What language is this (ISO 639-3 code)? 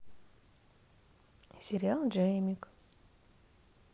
rus